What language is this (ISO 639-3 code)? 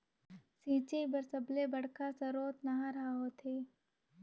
hne